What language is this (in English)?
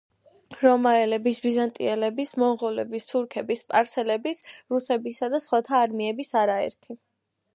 Georgian